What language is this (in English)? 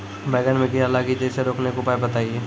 Maithili